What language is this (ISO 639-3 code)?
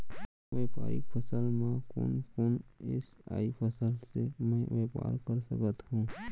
hne